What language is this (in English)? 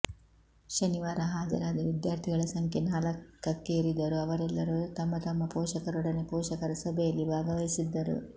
Kannada